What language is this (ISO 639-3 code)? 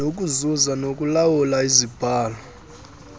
xho